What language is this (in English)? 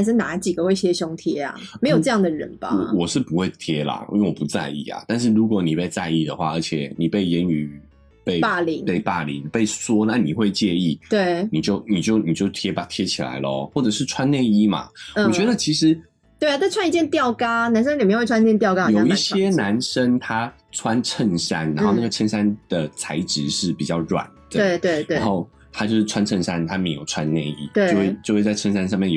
Chinese